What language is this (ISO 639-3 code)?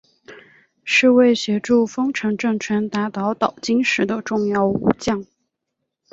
zho